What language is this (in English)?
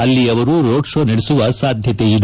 Kannada